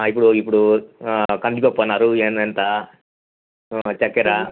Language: Telugu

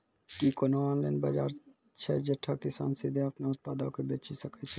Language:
Maithili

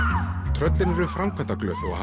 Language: Icelandic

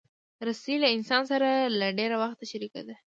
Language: Pashto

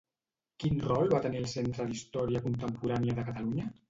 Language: Catalan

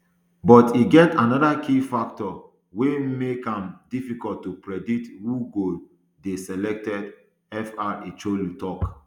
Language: Nigerian Pidgin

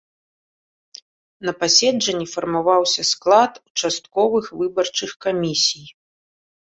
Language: Belarusian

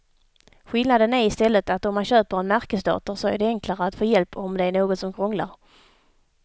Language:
Swedish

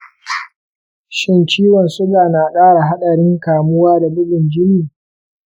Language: Hausa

